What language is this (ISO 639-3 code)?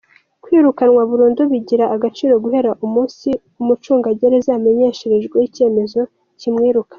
kin